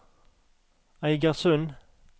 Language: Norwegian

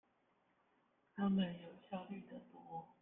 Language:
Chinese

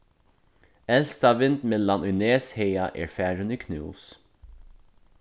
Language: Faroese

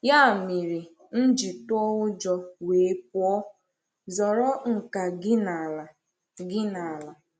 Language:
Igbo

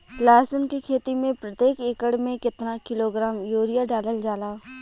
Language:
Bhojpuri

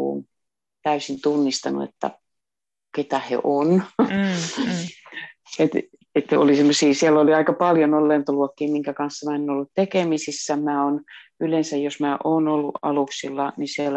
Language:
Finnish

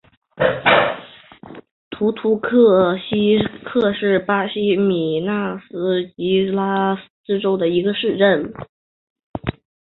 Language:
Chinese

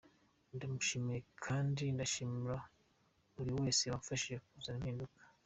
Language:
Kinyarwanda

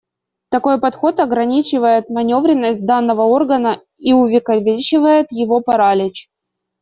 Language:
Russian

